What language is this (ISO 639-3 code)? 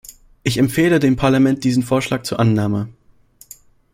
deu